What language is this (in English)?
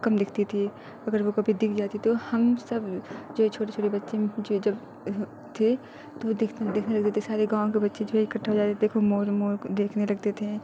Urdu